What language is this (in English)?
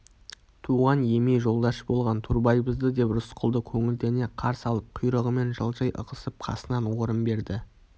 Kazakh